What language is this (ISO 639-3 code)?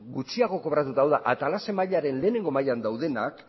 eus